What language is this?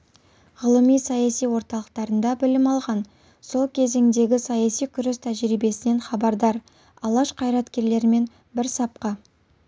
Kazakh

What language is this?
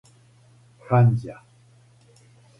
Serbian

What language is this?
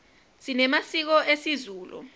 Swati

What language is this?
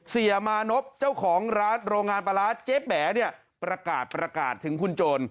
Thai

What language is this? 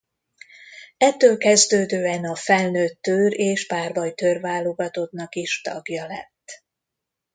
Hungarian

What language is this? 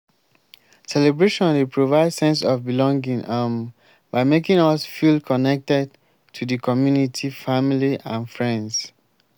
Nigerian Pidgin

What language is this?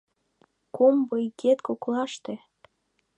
Mari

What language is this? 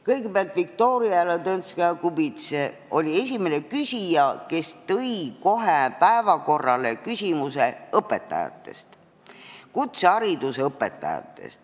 Estonian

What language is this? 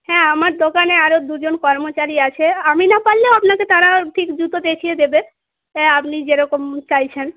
Bangla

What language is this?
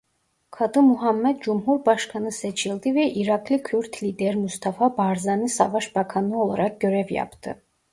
Turkish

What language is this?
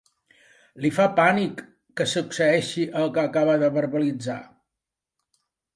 Catalan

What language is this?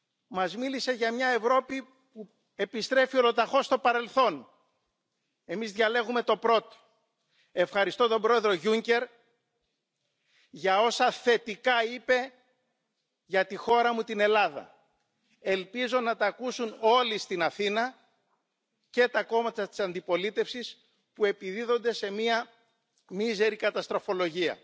Czech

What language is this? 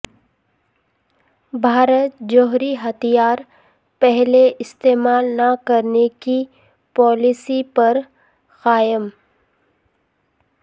Urdu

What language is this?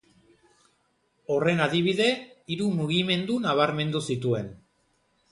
Basque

